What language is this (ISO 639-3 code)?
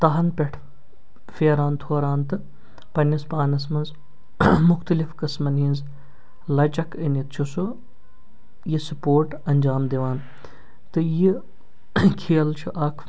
kas